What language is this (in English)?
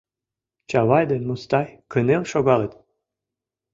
Mari